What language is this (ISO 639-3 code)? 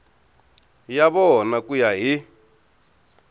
tso